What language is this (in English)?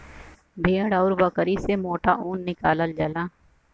Bhojpuri